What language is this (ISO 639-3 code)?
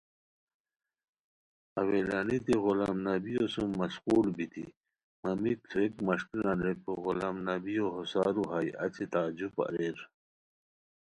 khw